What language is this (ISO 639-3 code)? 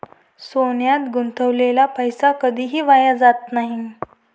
mar